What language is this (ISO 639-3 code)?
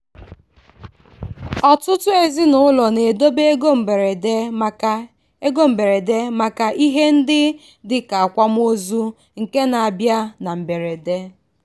ibo